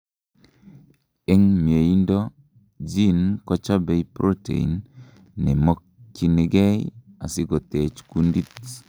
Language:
Kalenjin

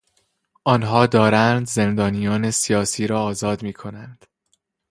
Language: Persian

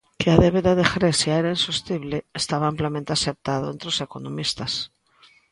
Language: Galician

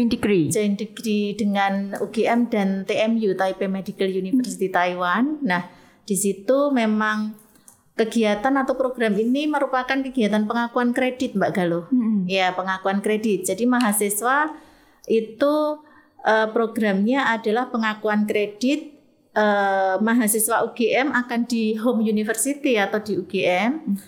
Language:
Indonesian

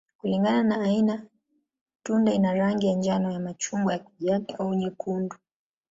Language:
Swahili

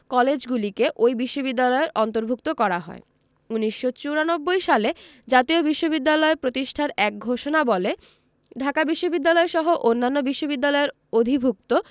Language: Bangla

